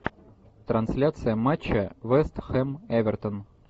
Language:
Russian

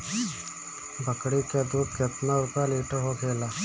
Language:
Bhojpuri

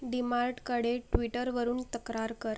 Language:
Marathi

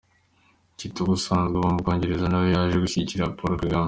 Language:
Kinyarwanda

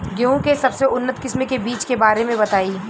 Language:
Bhojpuri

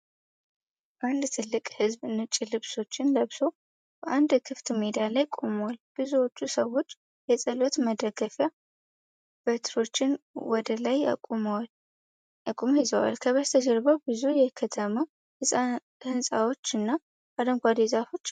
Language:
Amharic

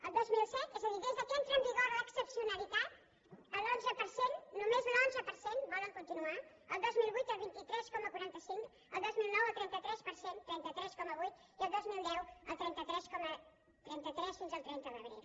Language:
Catalan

